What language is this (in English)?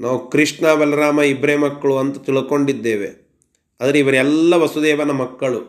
Kannada